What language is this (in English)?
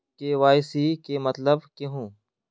Magahi